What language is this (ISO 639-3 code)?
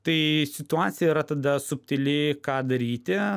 lit